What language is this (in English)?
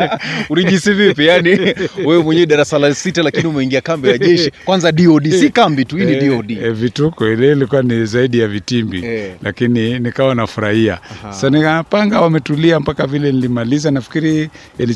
Swahili